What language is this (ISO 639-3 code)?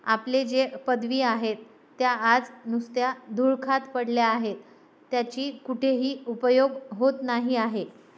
mar